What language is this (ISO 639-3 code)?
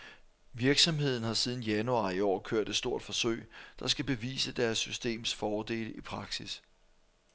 dan